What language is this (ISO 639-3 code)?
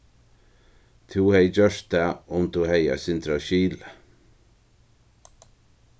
fao